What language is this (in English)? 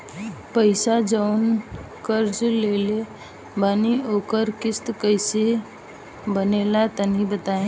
Bhojpuri